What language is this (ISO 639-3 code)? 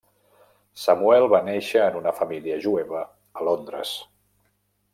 cat